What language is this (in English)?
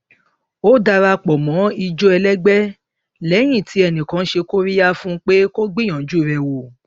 Yoruba